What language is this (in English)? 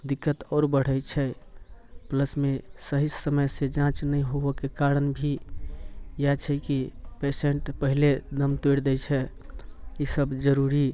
Maithili